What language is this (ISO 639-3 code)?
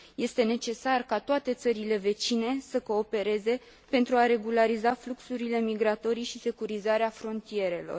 ron